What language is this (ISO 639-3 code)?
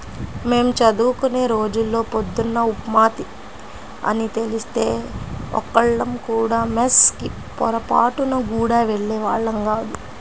tel